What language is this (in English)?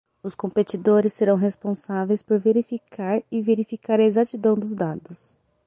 Portuguese